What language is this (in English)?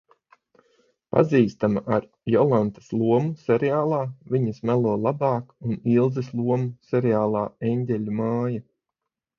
Latvian